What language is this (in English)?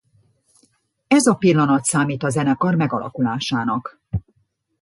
Hungarian